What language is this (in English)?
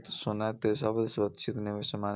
Maithili